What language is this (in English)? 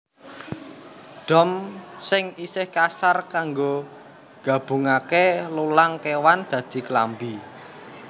Javanese